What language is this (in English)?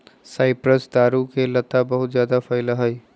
Magahi